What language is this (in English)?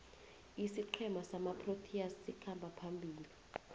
South Ndebele